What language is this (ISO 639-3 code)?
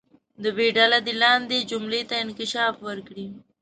pus